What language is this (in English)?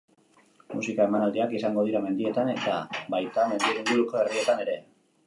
Basque